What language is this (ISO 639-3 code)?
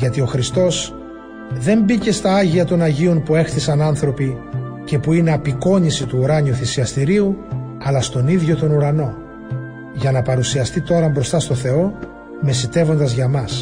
ell